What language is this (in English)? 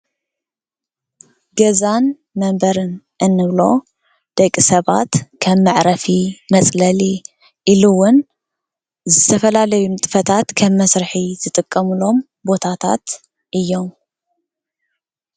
Tigrinya